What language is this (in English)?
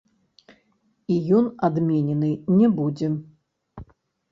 Belarusian